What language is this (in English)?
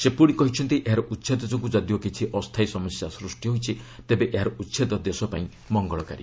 Odia